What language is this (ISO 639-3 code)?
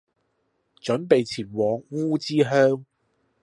yue